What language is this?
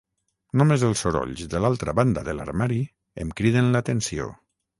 Catalan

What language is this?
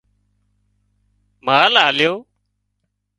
Wadiyara Koli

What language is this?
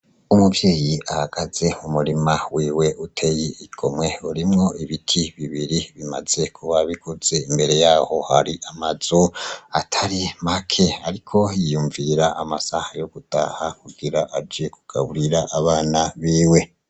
Rundi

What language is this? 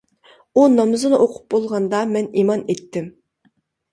Uyghur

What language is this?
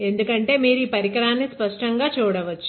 Telugu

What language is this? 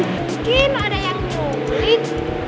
Indonesian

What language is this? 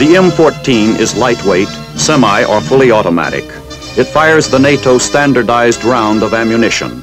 English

